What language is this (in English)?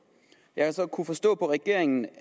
Danish